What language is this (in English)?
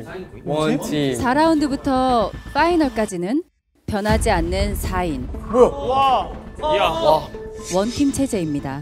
Korean